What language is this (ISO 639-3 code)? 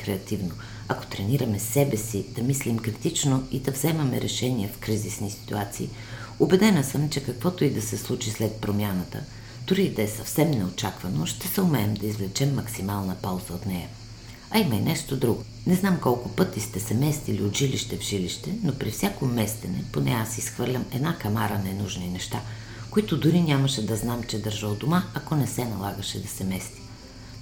bul